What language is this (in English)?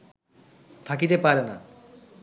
Bangla